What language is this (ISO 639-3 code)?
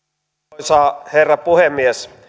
fin